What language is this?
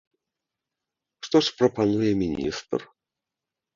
Belarusian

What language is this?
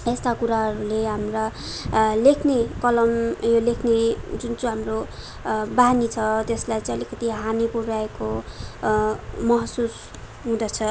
Nepali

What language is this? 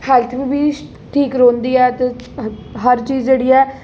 Dogri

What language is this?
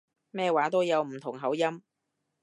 Cantonese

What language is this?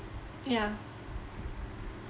English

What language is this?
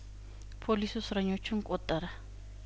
Amharic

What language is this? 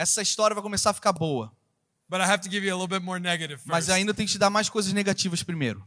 Portuguese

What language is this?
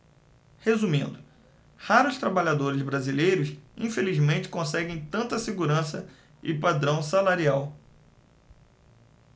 Portuguese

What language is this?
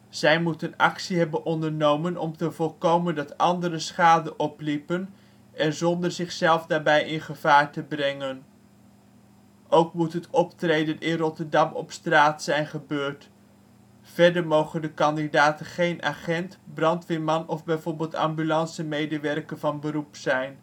Dutch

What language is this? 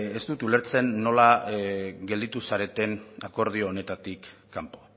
Basque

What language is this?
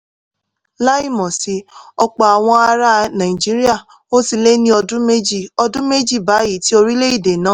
Yoruba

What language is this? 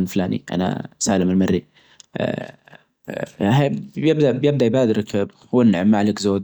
Najdi Arabic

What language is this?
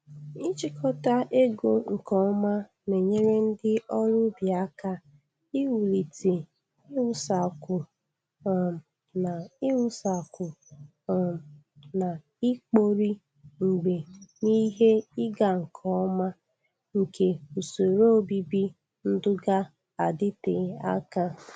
Igbo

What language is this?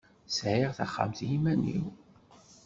Kabyle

